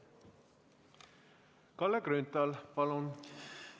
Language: Estonian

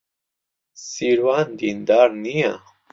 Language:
Central Kurdish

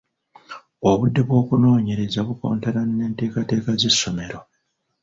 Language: Ganda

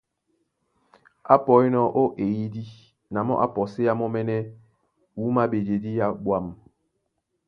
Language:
Duala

